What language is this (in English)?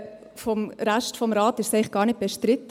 Swiss German